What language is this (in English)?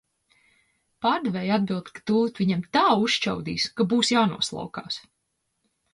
Latvian